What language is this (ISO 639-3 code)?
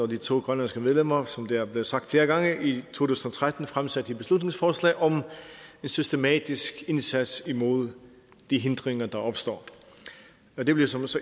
dan